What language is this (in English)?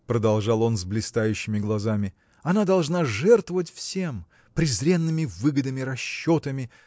Russian